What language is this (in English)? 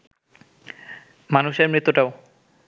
Bangla